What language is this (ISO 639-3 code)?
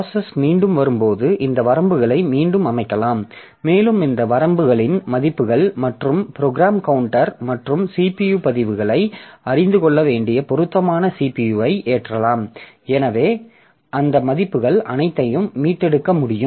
tam